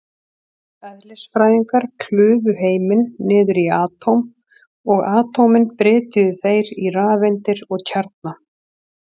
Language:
Icelandic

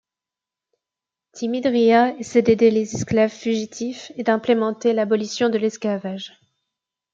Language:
French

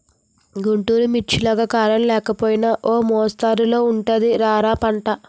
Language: Telugu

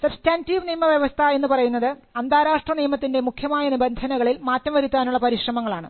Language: Malayalam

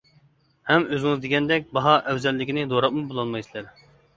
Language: Uyghur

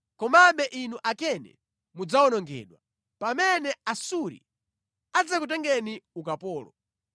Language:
Nyanja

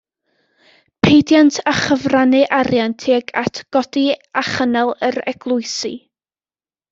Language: Welsh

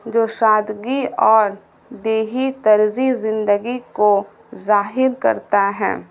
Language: Urdu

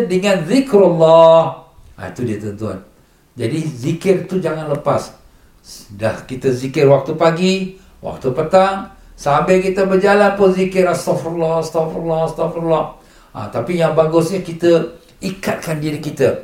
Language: Malay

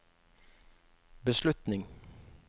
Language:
Norwegian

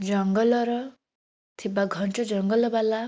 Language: Odia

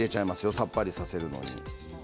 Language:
Japanese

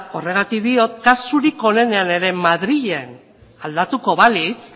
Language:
Basque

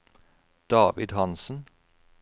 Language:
Norwegian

